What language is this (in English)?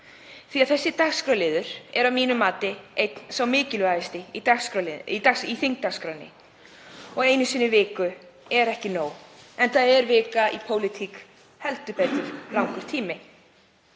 Icelandic